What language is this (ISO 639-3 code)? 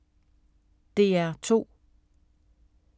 dan